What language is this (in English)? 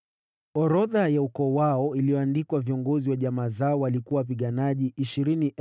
Swahili